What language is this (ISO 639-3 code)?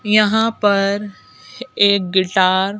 hin